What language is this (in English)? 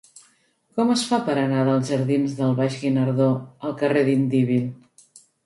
Catalan